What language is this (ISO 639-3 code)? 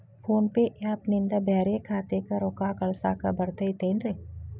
kan